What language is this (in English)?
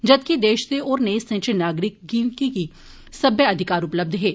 Dogri